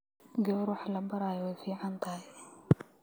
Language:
Somali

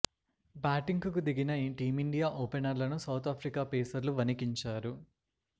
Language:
Telugu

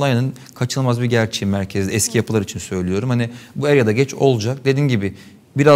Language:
Turkish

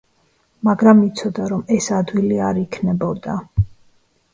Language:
Georgian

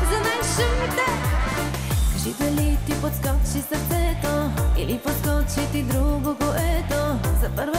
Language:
Bulgarian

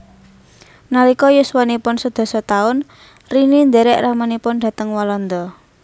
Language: Javanese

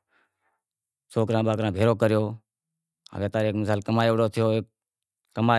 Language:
Wadiyara Koli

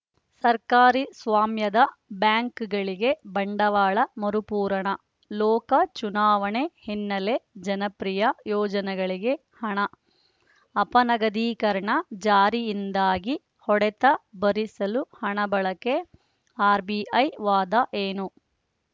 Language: Kannada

